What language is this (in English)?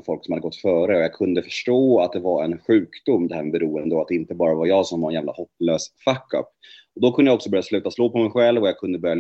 Swedish